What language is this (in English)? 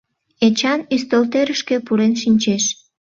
Mari